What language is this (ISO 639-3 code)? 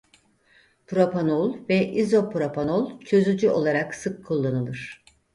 tur